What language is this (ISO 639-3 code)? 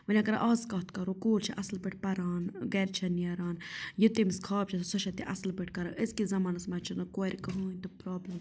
kas